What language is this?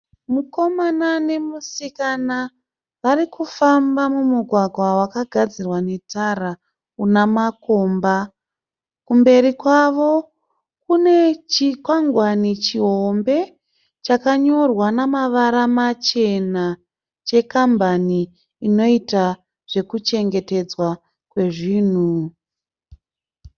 Shona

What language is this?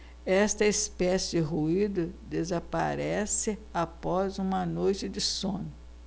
Portuguese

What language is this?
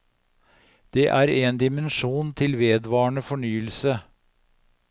Norwegian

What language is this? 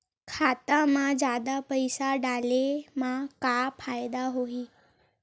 Chhattisgarhi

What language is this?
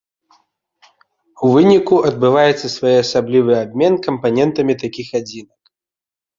Belarusian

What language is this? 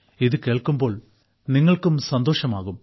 Malayalam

